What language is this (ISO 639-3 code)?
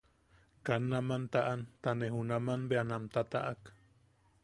yaq